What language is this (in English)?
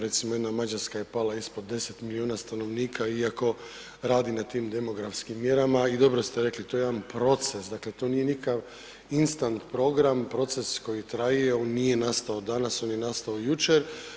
Croatian